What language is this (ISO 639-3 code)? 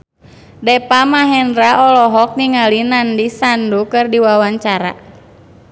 sun